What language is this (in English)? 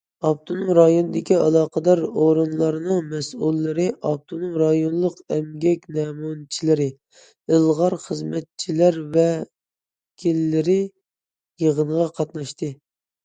Uyghur